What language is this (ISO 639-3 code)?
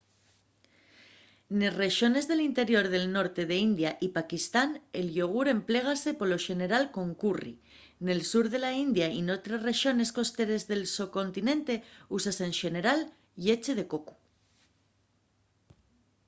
ast